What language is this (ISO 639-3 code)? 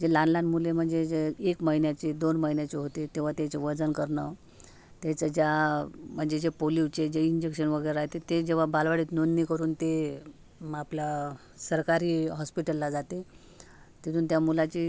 mar